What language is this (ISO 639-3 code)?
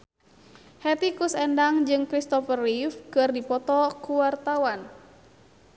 sun